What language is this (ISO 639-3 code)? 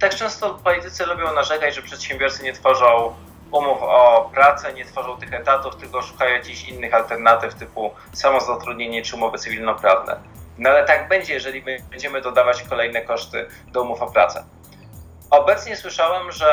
pol